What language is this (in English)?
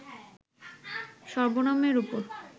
Bangla